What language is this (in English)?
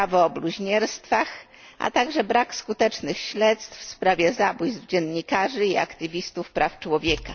Polish